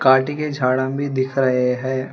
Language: Hindi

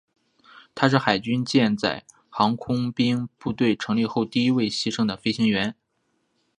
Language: Chinese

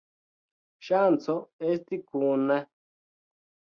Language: Esperanto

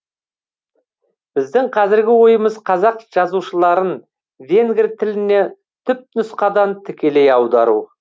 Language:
Kazakh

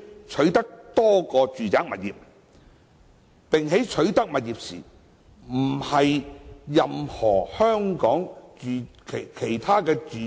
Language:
Cantonese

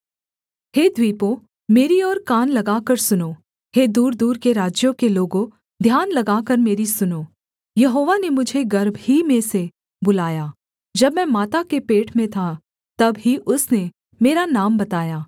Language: Hindi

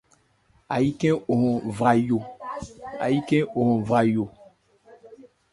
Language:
Ebrié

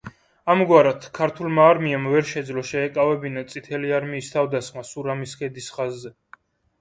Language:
Georgian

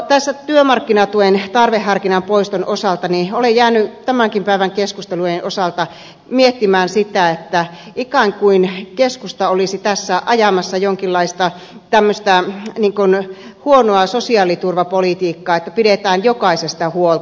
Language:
Finnish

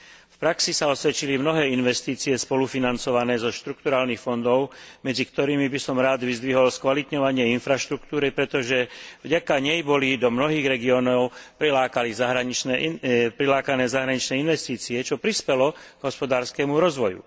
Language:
Slovak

